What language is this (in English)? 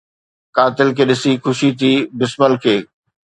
Sindhi